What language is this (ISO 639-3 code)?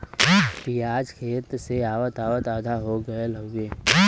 bho